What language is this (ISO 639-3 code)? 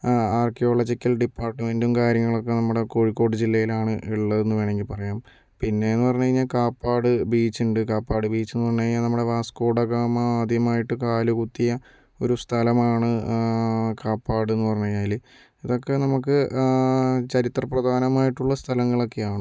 mal